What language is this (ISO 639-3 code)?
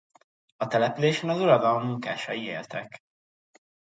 hun